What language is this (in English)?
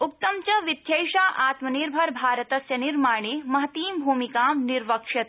Sanskrit